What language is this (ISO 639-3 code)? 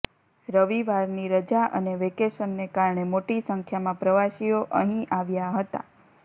guj